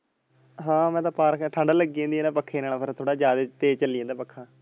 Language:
Punjabi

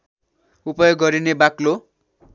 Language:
Nepali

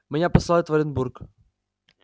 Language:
Russian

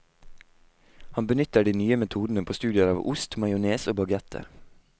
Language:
Norwegian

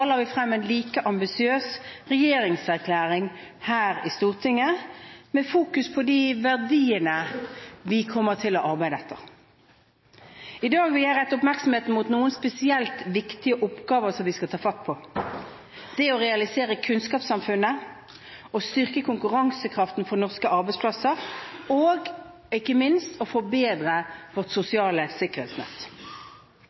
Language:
Norwegian Bokmål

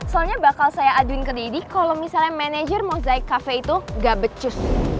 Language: Indonesian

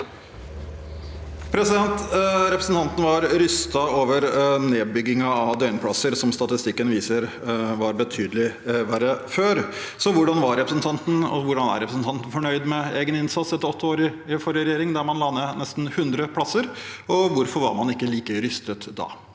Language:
Norwegian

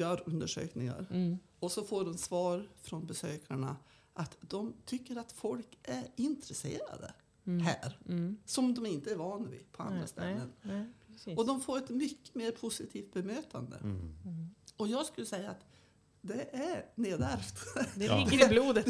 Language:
Swedish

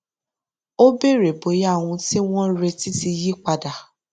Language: Yoruba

